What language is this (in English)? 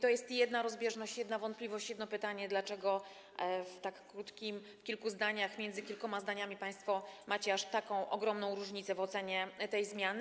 Polish